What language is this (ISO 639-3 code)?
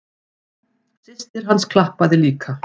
isl